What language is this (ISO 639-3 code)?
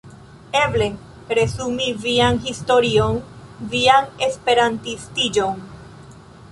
epo